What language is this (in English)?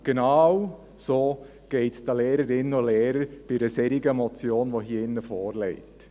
Swiss German